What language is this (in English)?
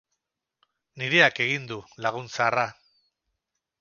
Basque